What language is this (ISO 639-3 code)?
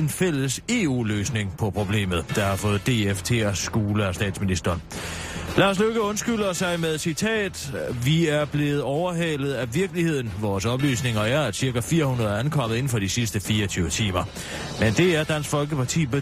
dan